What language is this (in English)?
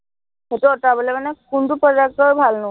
Assamese